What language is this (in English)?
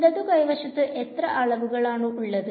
Malayalam